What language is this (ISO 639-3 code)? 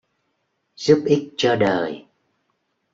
vie